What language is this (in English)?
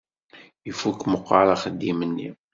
Kabyle